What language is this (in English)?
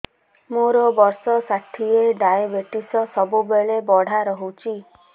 Odia